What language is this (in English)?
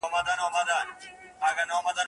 Pashto